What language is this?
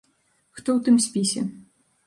Belarusian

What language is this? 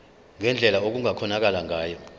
Zulu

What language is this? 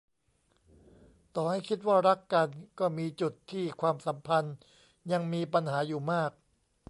Thai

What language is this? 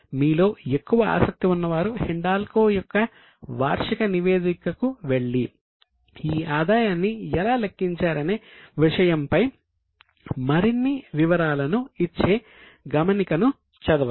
Telugu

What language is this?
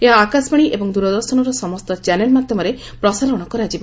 Odia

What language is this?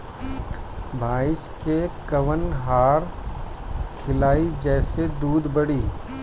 Bhojpuri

